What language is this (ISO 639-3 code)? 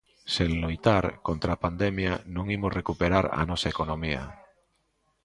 glg